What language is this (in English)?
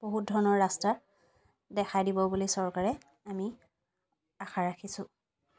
Assamese